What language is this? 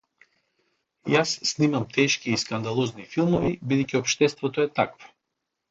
Macedonian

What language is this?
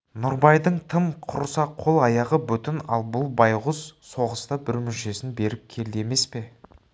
Kazakh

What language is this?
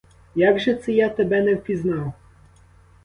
Ukrainian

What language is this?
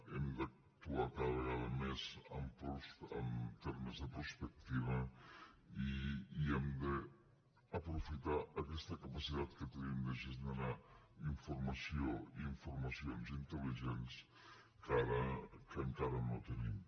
Catalan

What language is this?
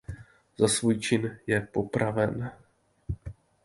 Czech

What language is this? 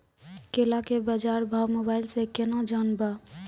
Maithili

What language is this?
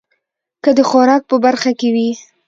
Pashto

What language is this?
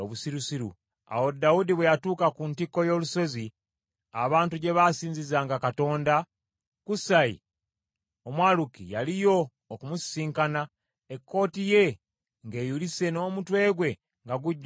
Ganda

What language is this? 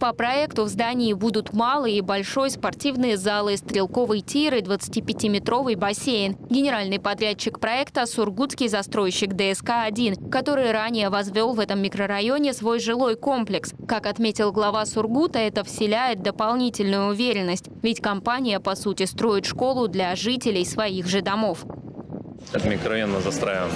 Russian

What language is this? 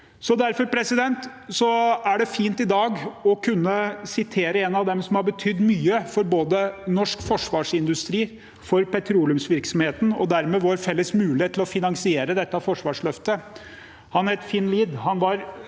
Norwegian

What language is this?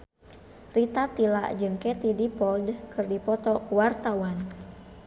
Sundanese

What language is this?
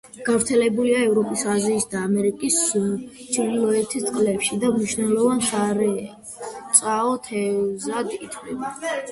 Georgian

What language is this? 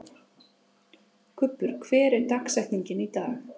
Icelandic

